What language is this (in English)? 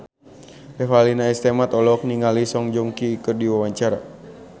Sundanese